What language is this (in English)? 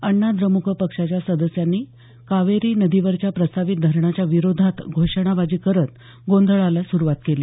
Marathi